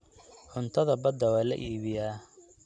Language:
Somali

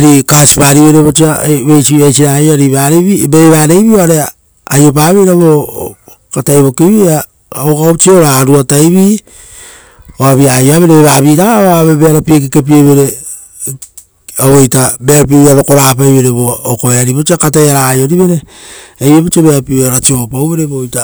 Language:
Rotokas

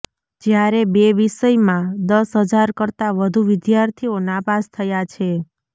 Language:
Gujarati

